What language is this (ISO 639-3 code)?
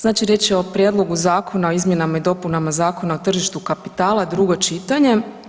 hrv